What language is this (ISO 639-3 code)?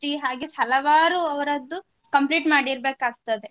kan